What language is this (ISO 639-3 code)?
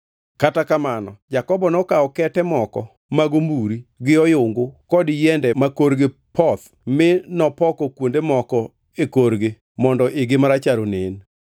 luo